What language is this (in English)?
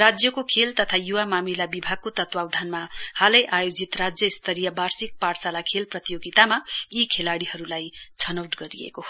Nepali